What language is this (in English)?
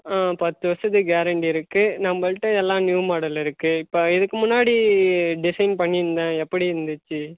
Tamil